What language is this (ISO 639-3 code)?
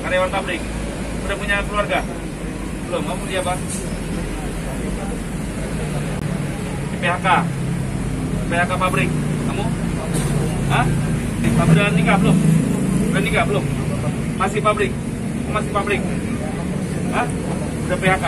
ind